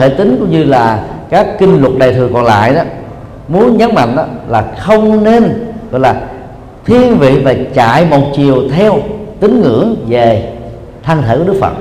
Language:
Vietnamese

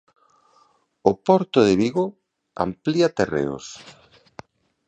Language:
Galician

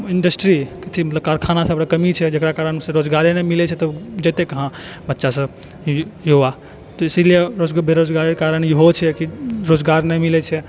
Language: Maithili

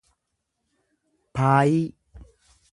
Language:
Oromo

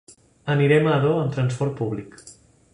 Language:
Catalan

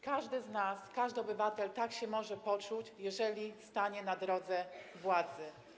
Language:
Polish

